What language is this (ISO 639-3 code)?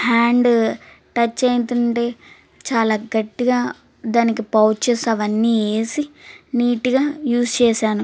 tel